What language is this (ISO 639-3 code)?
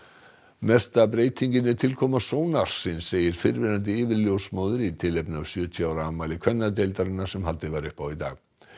isl